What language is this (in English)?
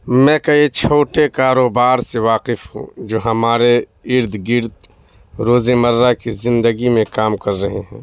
Urdu